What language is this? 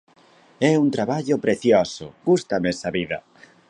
Galician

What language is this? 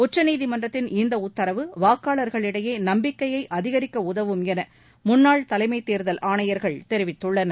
Tamil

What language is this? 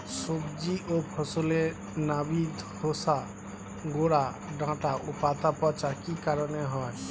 Bangla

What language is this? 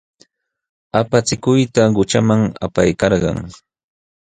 Jauja Wanca Quechua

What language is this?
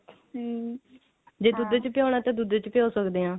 Punjabi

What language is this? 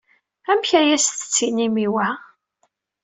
Kabyle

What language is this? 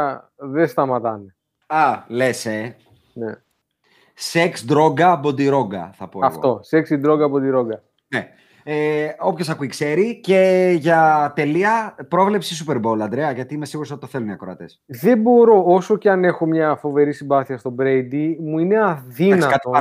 Greek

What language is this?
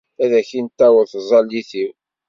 Kabyle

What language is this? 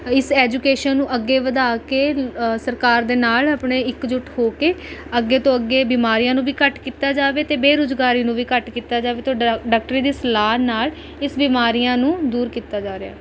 Punjabi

